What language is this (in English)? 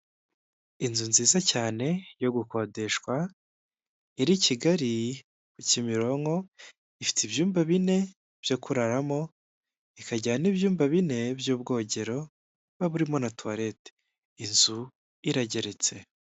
Kinyarwanda